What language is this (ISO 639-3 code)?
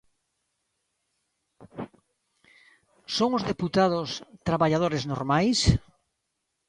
glg